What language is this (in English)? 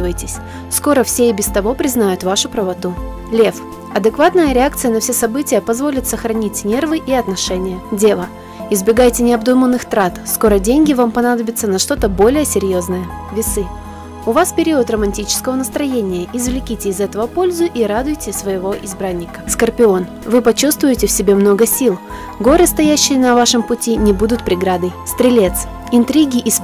Russian